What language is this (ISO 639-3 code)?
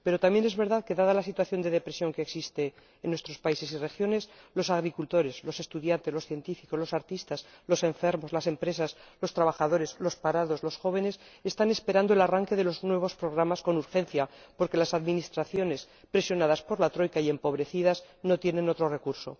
spa